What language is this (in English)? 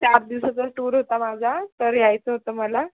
Marathi